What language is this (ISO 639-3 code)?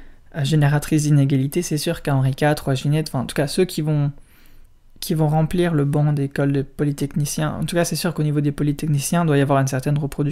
fra